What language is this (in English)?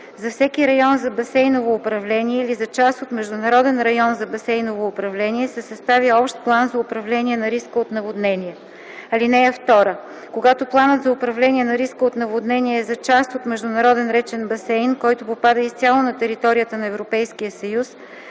Bulgarian